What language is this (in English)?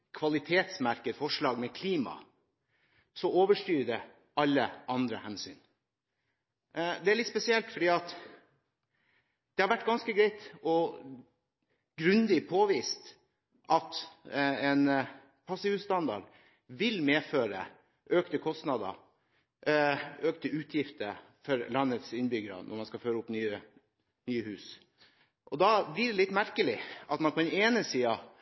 Norwegian Bokmål